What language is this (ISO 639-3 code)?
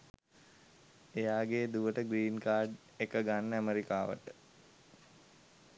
sin